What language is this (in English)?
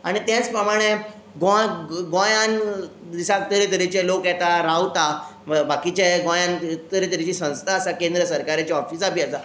Konkani